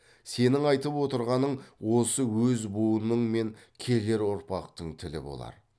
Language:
Kazakh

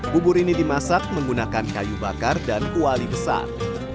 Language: Indonesian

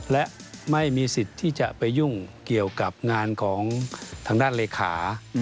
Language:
Thai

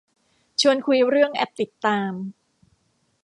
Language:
Thai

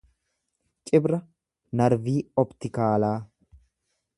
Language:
Oromo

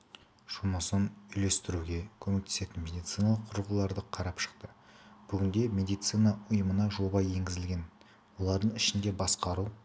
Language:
Kazakh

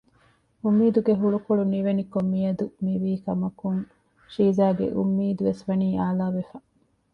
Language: Divehi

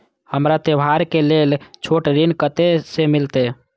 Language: Maithili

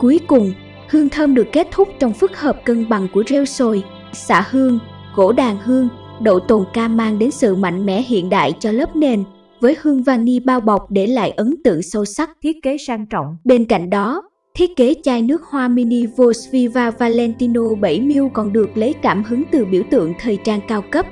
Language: Vietnamese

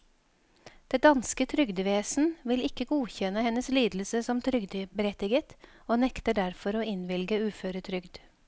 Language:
Norwegian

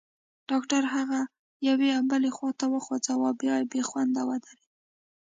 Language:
Pashto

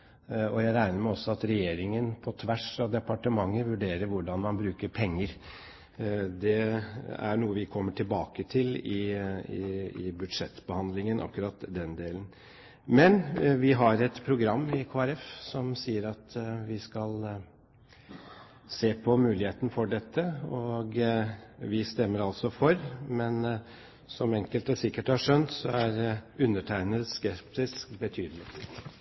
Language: Norwegian Bokmål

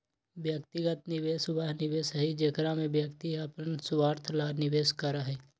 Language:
Magahi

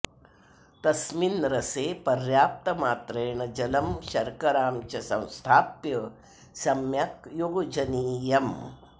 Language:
Sanskrit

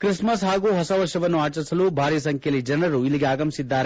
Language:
Kannada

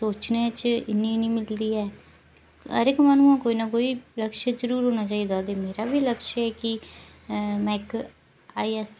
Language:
Dogri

